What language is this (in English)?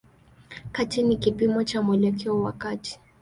Swahili